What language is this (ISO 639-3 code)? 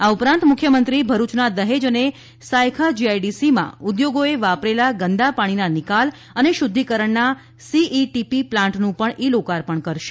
guj